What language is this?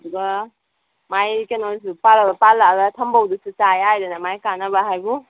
Manipuri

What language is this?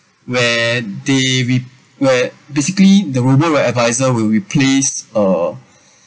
English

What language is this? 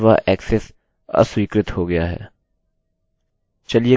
Hindi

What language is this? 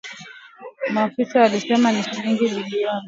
Swahili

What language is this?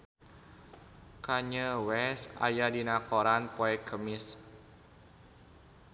Sundanese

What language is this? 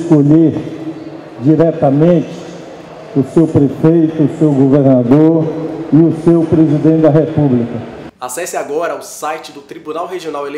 Portuguese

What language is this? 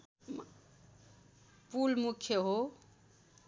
Nepali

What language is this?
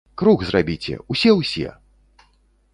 Belarusian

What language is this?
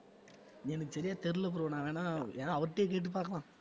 Tamil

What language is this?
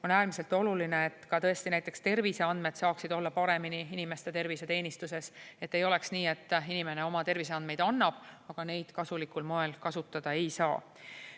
Estonian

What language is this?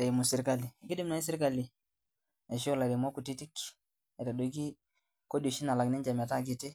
Masai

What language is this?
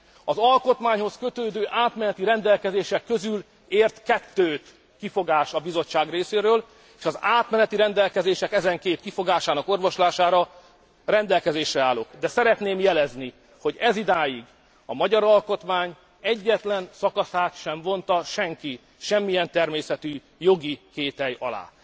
Hungarian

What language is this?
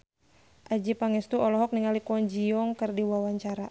Sundanese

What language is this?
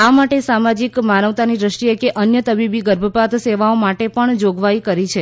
Gujarati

